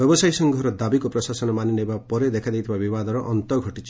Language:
Odia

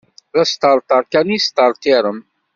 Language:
Kabyle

